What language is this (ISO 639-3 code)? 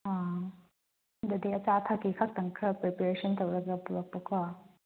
mni